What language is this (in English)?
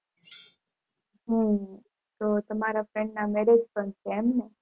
Gujarati